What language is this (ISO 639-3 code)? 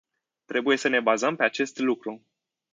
ron